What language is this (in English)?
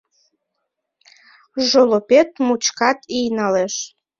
Mari